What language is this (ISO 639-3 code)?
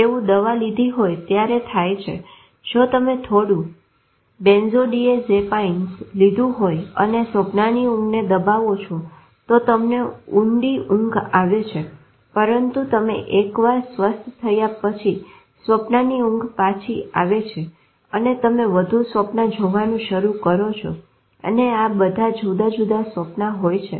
guj